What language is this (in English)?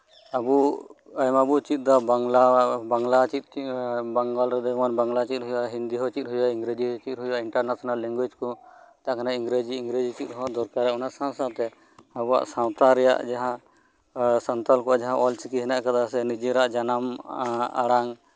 Santali